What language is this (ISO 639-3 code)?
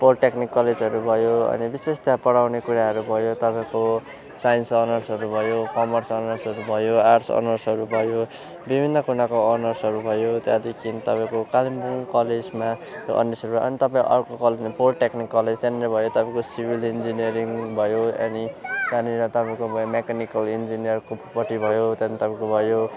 nep